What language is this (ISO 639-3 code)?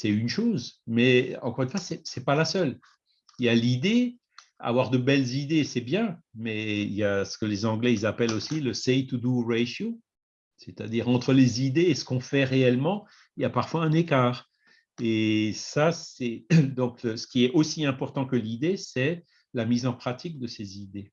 fra